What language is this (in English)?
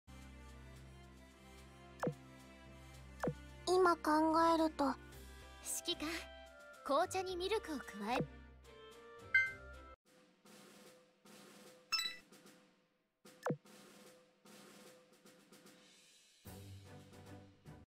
Japanese